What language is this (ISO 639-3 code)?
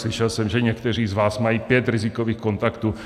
ces